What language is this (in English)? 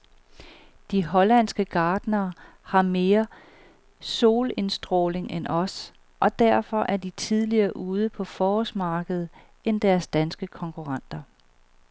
Danish